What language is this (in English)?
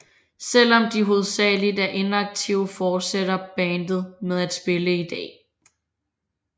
Danish